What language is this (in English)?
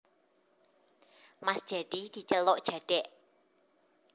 Javanese